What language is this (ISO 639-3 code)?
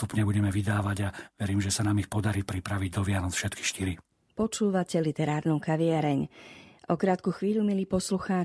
slk